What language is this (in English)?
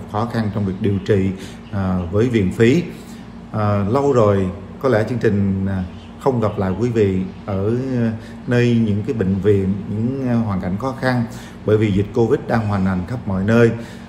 Vietnamese